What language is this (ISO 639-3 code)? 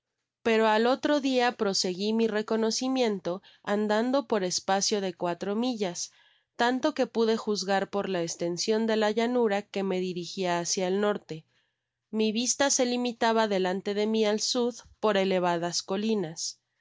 spa